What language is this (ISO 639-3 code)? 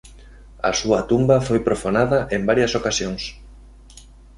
glg